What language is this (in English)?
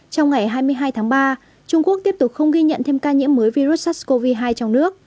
Vietnamese